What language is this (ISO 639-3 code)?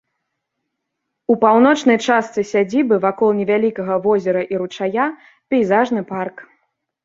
bel